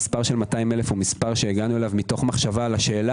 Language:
Hebrew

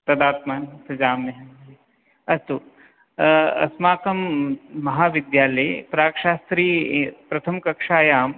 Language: Sanskrit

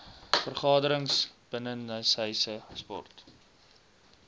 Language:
Afrikaans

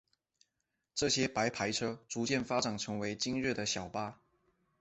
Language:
Chinese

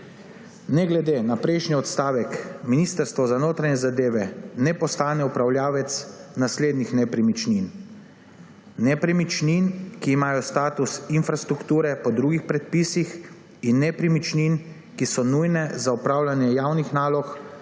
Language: Slovenian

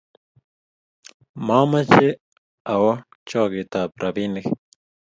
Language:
Kalenjin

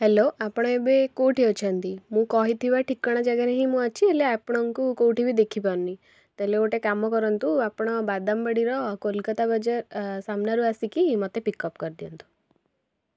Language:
Odia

